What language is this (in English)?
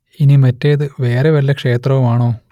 Malayalam